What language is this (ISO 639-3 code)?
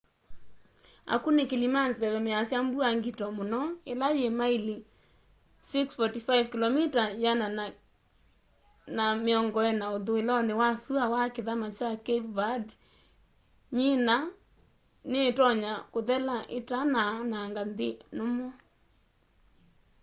kam